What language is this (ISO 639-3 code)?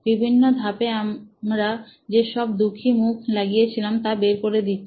ben